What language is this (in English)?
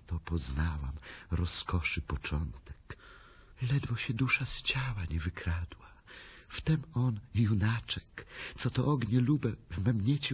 Polish